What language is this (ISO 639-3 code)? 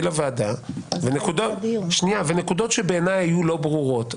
heb